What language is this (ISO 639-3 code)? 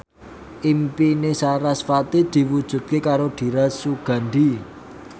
jav